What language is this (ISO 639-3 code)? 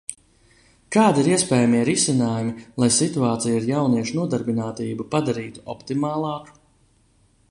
lav